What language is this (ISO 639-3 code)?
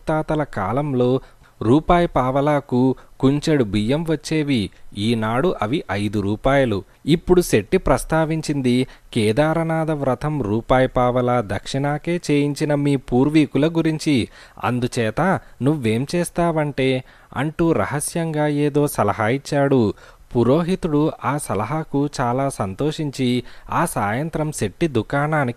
tel